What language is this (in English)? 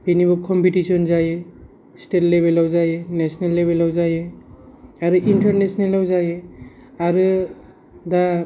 Bodo